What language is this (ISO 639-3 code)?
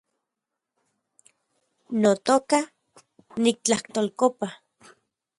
ncx